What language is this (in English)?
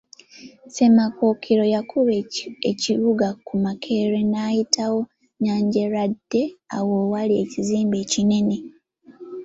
Ganda